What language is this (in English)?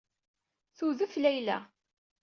Kabyle